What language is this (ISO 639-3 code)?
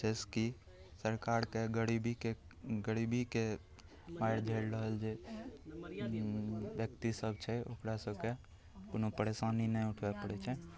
mai